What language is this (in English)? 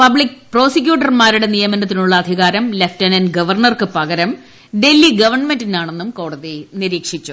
Malayalam